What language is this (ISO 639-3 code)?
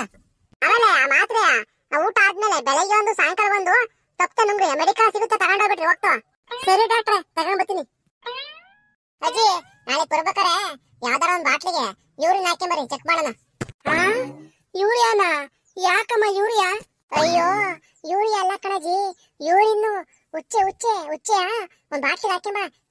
tur